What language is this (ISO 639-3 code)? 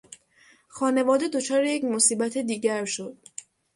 fas